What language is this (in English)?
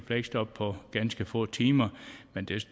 Danish